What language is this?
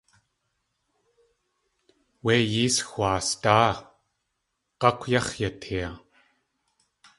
Tlingit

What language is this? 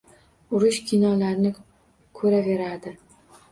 Uzbek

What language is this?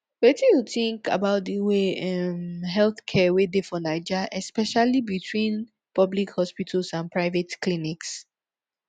Nigerian Pidgin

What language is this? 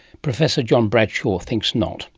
English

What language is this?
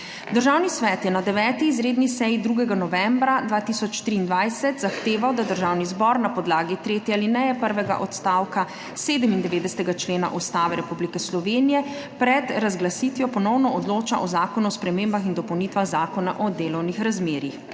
Slovenian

